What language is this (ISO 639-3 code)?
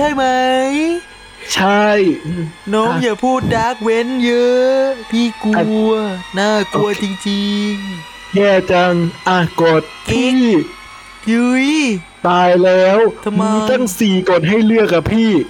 tha